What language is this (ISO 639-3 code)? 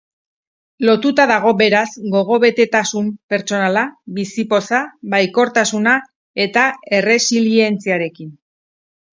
eus